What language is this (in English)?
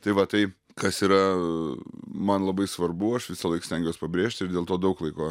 Lithuanian